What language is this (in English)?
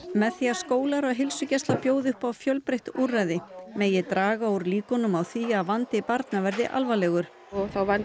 Icelandic